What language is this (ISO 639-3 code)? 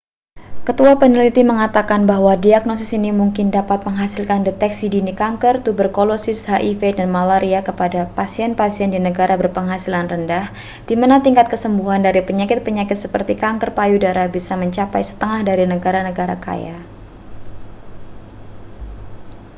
ind